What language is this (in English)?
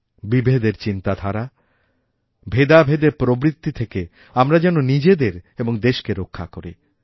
Bangla